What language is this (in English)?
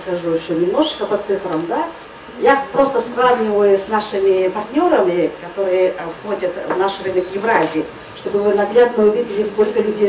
Russian